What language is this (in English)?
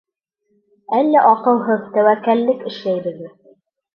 Bashkir